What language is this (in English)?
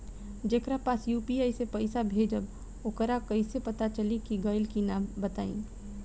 Bhojpuri